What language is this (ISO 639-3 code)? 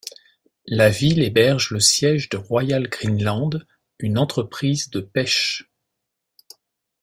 fra